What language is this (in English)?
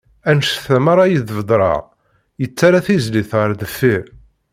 Kabyle